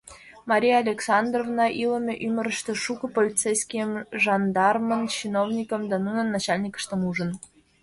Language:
Mari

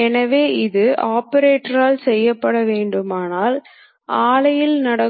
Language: Tamil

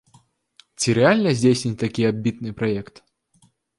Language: Belarusian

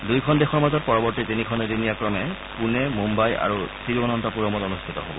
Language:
Assamese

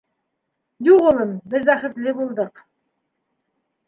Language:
Bashkir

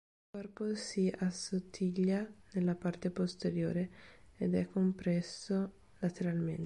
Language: Italian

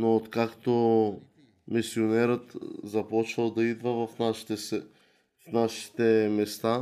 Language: Bulgarian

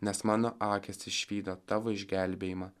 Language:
Lithuanian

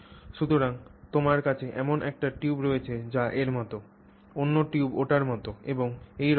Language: Bangla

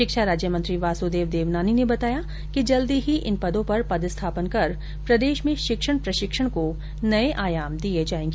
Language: Hindi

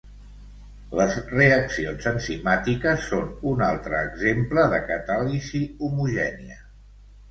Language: Catalan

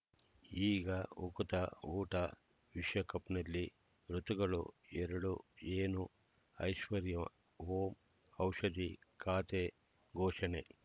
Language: Kannada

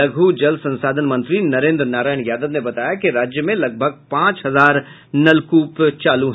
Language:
Hindi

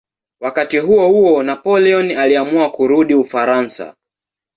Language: Swahili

